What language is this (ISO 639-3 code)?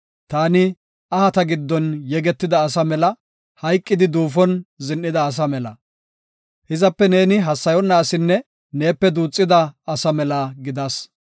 gof